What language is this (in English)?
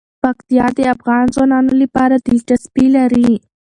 Pashto